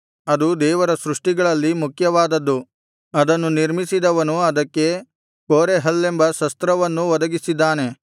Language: Kannada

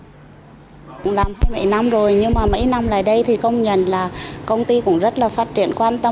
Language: Vietnamese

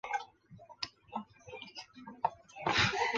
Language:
Chinese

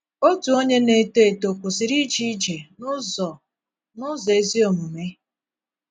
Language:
Igbo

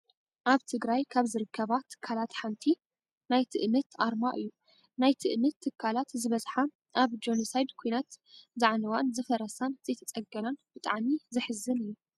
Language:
Tigrinya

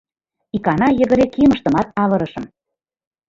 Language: Mari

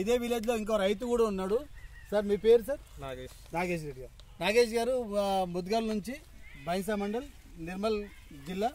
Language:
Hindi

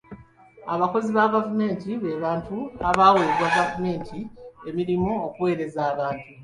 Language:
Ganda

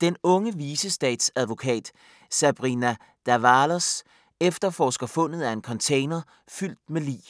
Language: Danish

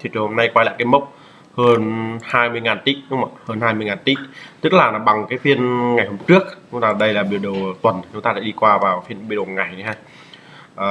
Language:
Vietnamese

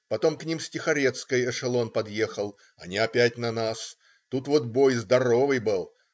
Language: Russian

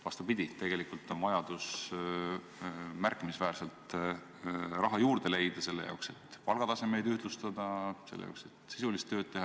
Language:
Estonian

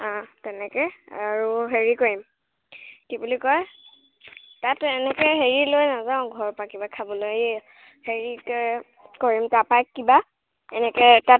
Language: Assamese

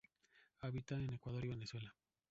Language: Spanish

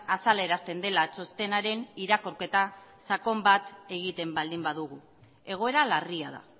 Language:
Basque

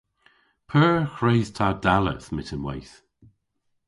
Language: Cornish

